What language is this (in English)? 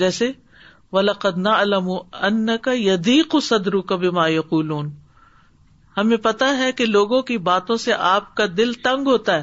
Urdu